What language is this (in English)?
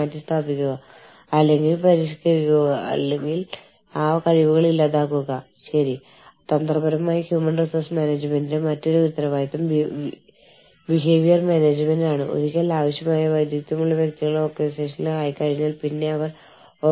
Malayalam